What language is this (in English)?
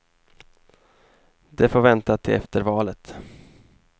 Swedish